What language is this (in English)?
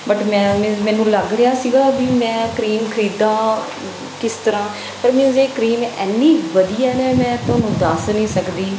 Punjabi